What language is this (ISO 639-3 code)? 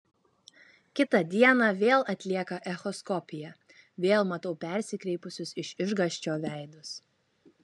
lit